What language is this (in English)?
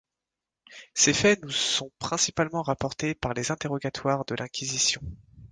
French